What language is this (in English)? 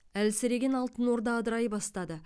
Kazakh